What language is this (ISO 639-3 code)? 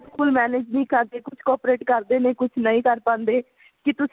pan